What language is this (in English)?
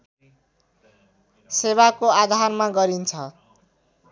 Nepali